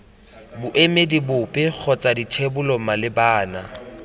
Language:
Tswana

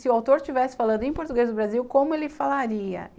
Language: Portuguese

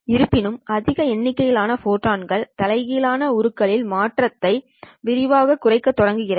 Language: Tamil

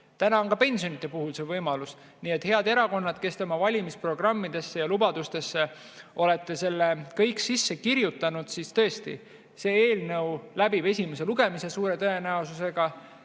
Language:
Estonian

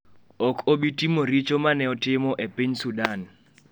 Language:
Luo (Kenya and Tanzania)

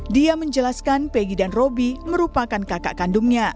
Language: Indonesian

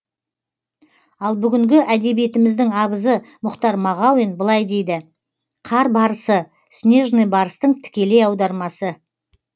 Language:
Kazakh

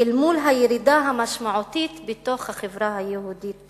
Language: Hebrew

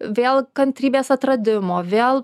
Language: Lithuanian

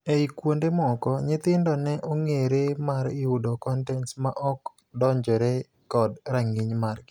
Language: Luo (Kenya and Tanzania)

